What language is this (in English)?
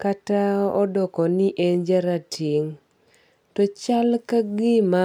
Luo (Kenya and Tanzania)